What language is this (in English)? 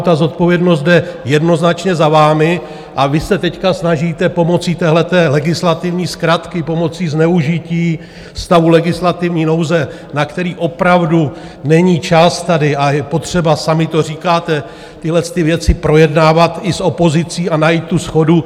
Czech